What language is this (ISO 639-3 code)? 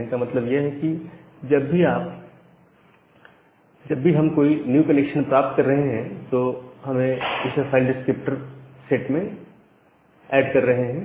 hin